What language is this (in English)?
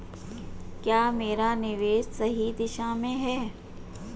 Hindi